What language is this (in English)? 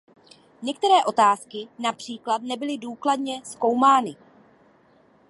Czech